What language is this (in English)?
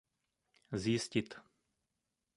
Czech